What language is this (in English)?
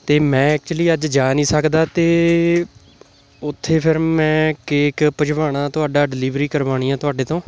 Punjabi